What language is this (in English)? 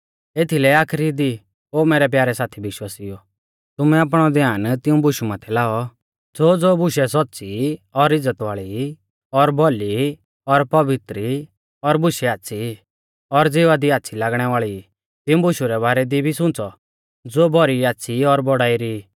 Mahasu Pahari